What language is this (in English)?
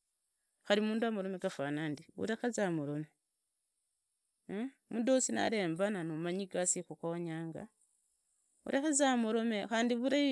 Idakho-Isukha-Tiriki